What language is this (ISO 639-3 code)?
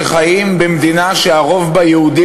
heb